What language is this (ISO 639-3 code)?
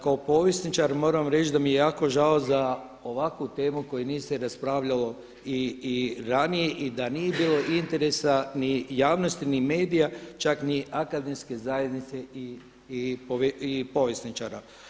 hrv